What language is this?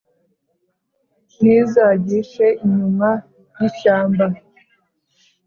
Kinyarwanda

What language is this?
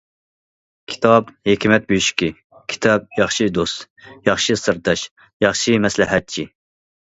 Uyghur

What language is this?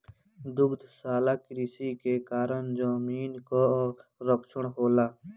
Bhojpuri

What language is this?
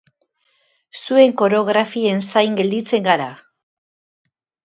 Basque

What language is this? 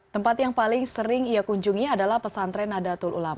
Indonesian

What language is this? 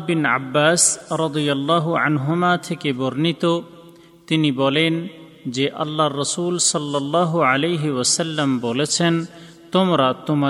Bangla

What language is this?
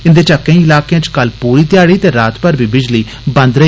Dogri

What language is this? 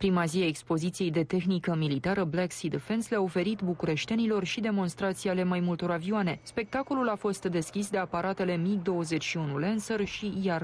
Romanian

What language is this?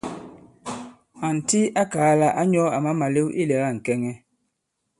Bankon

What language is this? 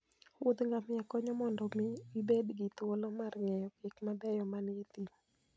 Luo (Kenya and Tanzania)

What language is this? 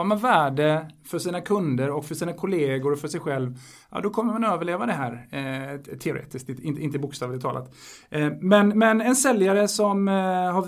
Swedish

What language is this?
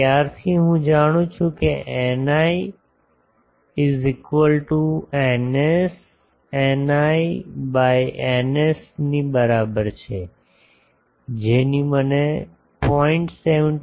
Gujarati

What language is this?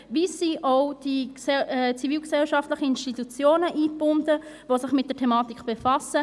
Swiss German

